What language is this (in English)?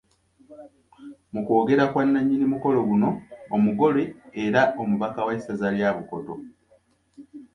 Ganda